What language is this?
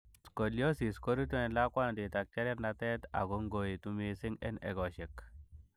Kalenjin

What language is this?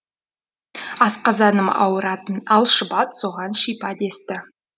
Kazakh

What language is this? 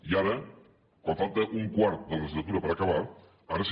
Catalan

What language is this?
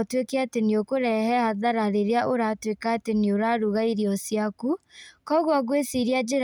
Kikuyu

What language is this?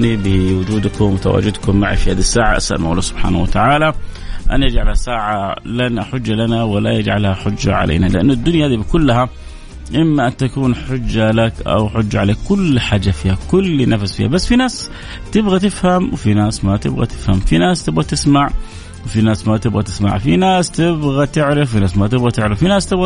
Arabic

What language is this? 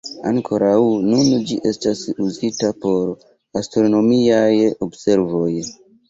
Esperanto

